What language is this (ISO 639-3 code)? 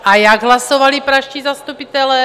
ces